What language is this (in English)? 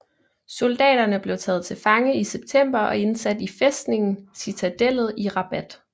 Danish